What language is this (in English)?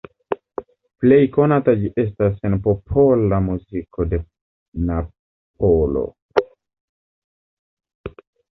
Esperanto